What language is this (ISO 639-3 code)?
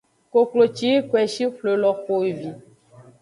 ajg